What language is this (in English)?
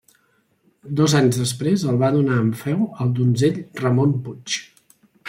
Catalan